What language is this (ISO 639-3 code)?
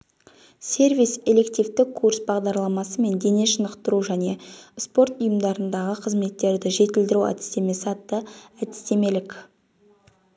kaz